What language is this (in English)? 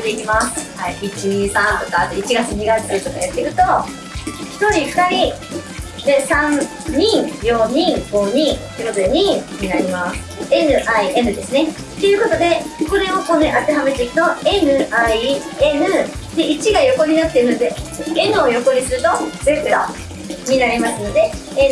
Japanese